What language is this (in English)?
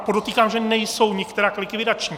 Czech